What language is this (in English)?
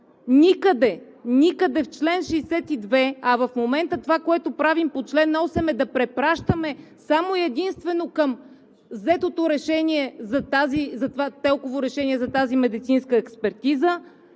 Bulgarian